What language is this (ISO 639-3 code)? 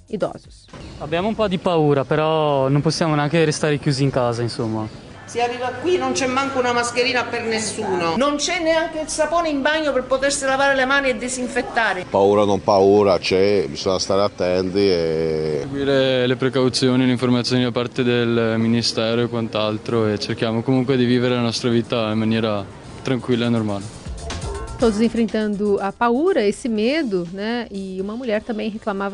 por